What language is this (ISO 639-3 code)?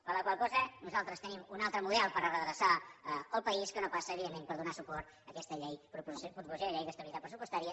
cat